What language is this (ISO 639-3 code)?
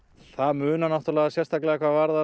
isl